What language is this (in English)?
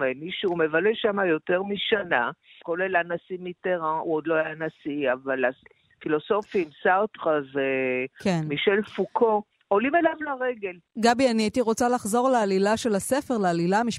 Hebrew